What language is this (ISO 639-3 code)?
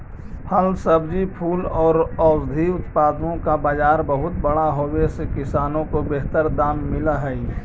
mag